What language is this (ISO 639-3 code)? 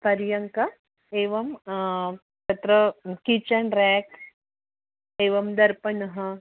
san